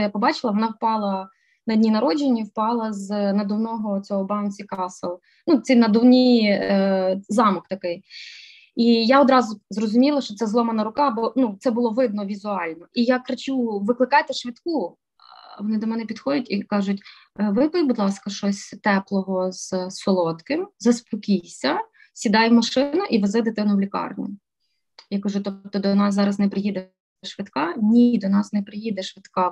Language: Ukrainian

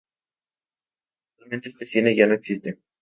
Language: Spanish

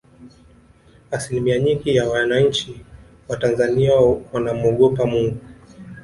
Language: Swahili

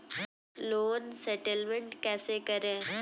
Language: Hindi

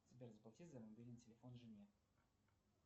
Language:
Russian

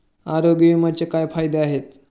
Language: Marathi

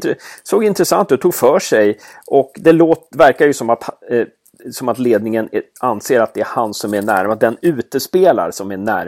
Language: Swedish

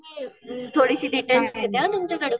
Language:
Marathi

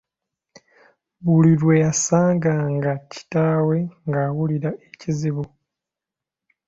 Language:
Ganda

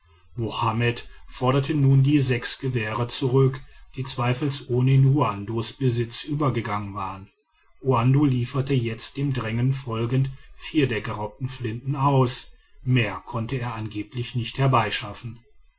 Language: German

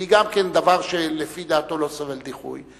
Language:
Hebrew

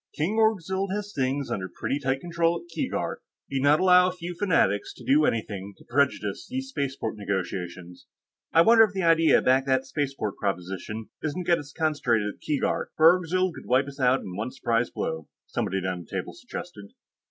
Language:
English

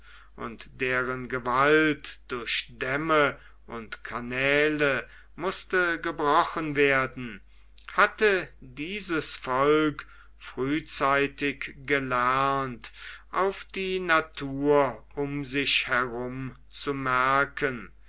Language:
German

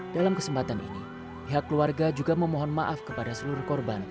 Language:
Indonesian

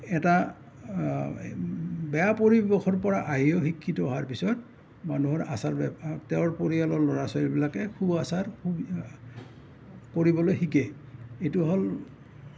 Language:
Assamese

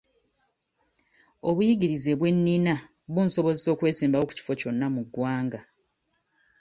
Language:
Ganda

